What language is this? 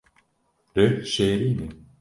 Kurdish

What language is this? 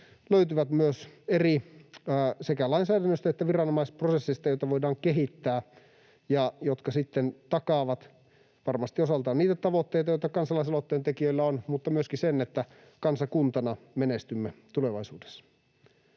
Finnish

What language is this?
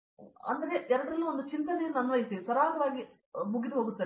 Kannada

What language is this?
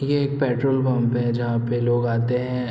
Hindi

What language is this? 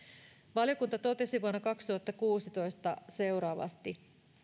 Finnish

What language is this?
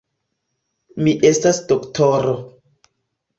Esperanto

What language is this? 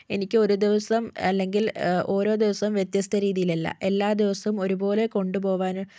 Malayalam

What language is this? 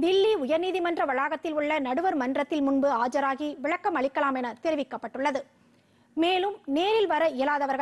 Korean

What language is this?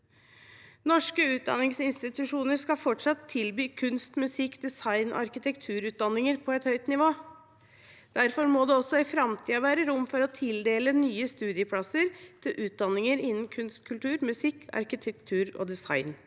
Norwegian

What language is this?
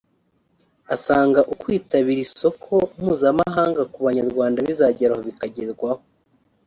Kinyarwanda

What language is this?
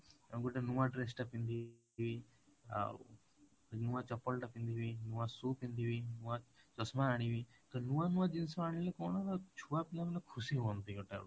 Odia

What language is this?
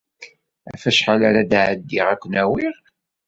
Kabyle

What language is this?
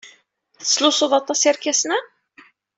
Kabyle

